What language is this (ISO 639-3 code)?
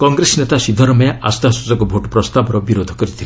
ori